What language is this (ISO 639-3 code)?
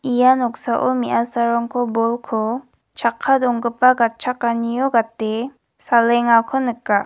grt